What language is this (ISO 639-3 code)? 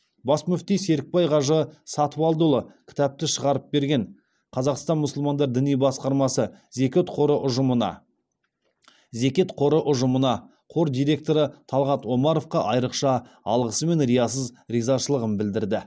kaz